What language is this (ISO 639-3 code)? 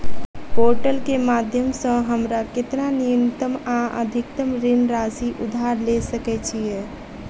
mai